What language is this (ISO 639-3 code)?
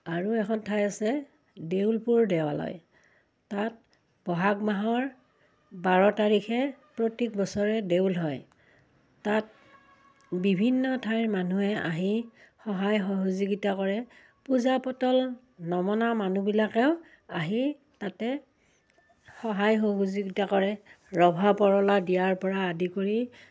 asm